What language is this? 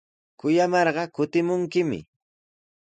Sihuas Ancash Quechua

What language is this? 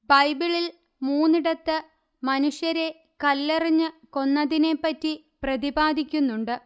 Malayalam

